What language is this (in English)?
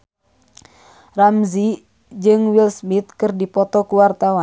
Sundanese